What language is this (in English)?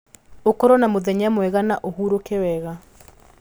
Kikuyu